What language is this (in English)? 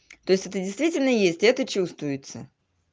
Russian